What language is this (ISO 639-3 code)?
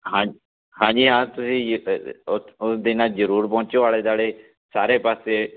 pan